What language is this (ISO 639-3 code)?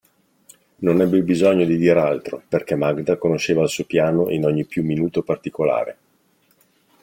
ita